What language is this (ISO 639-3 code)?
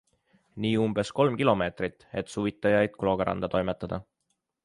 est